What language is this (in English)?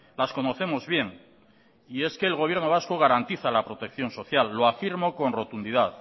Spanish